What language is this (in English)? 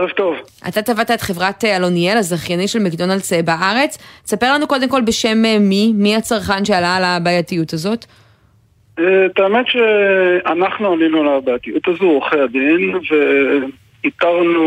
Hebrew